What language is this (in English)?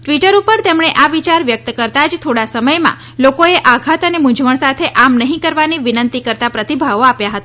Gujarati